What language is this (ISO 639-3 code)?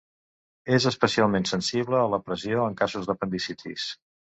cat